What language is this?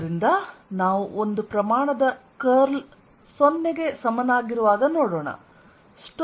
Kannada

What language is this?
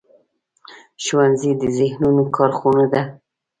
Pashto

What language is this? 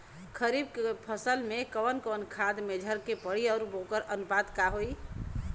Bhojpuri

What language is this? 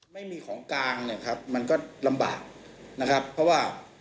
Thai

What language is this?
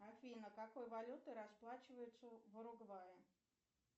Russian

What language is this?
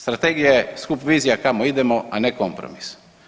Croatian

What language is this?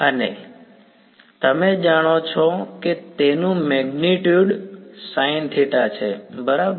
Gujarati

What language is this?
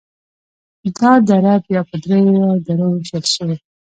Pashto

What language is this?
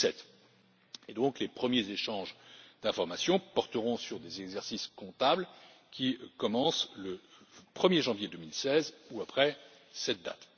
French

